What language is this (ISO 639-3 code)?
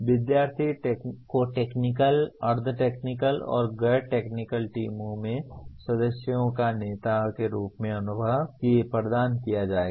hin